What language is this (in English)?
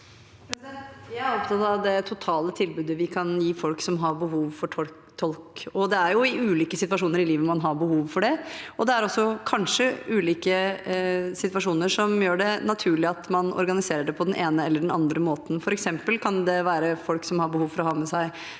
Norwegian